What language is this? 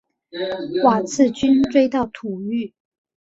Chinese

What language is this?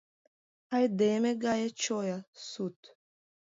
Mari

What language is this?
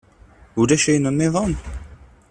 Kabyle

